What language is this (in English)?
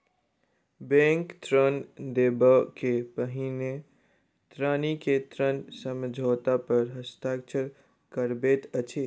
Maithili